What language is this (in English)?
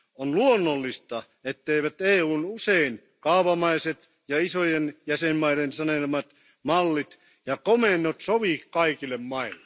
Finnish